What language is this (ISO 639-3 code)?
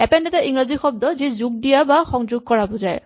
asm